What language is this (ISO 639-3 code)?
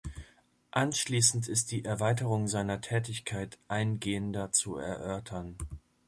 deu